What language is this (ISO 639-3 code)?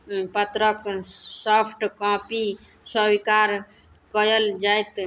mai